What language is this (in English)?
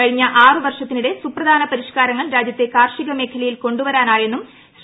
Malayalam